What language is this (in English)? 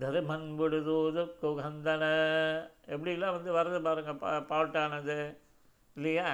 Tamil